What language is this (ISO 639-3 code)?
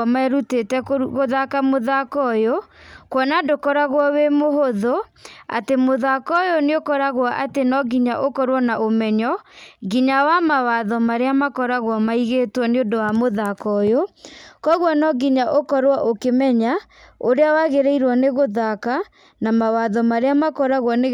kik